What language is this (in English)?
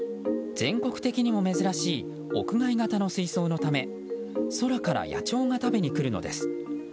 Japanese